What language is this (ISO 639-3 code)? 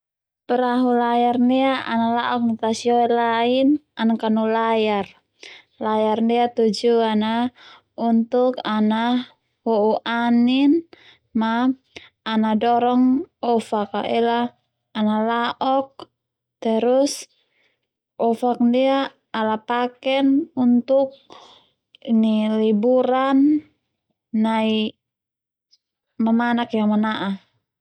twu